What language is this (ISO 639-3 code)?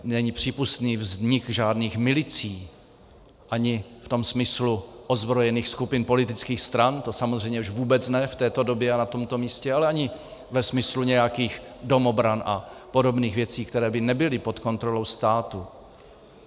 ces